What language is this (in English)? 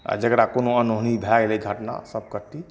Maithili